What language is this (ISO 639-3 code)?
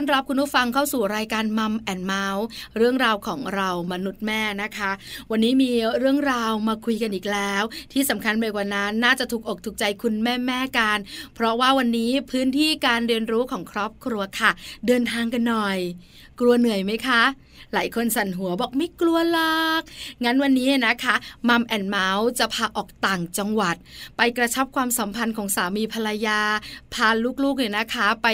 tha